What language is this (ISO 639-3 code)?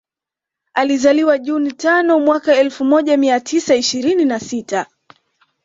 swa